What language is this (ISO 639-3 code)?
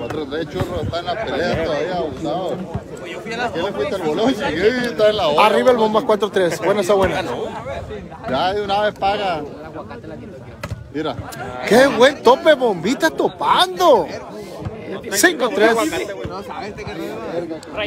spa